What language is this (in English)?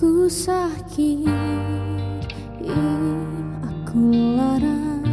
Indonesian